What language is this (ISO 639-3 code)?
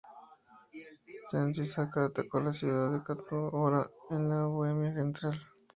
spa